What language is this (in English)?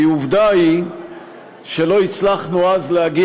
Hebrew